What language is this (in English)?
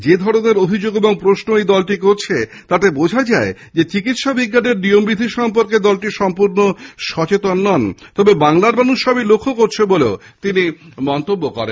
Bangla